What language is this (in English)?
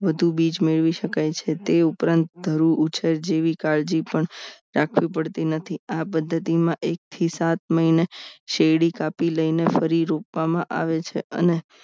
Gujarati